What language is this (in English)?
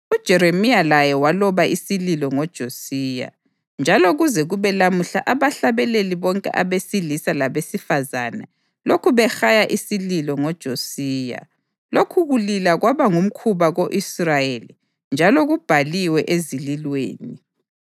North Ndebele